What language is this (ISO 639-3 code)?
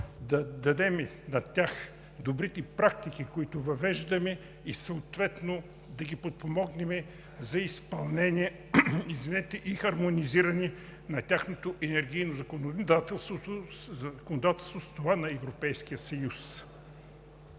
bul